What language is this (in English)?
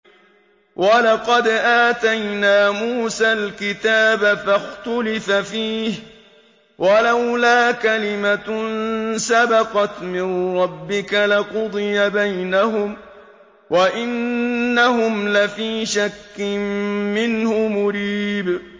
Arabic